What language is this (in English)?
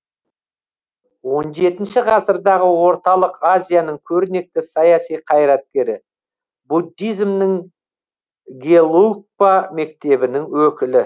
Kazakh